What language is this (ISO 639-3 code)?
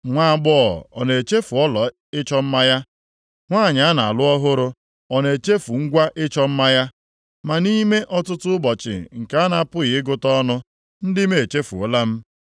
ibo